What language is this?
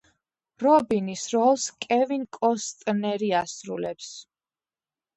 Georgian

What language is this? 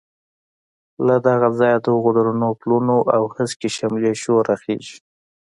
Pashto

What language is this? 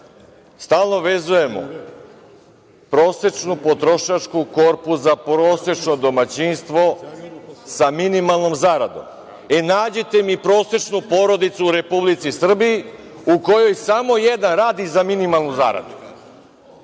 Serbian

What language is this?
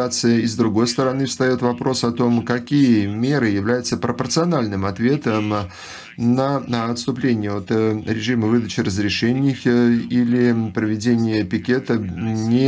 Russian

